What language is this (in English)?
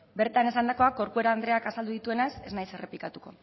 Basque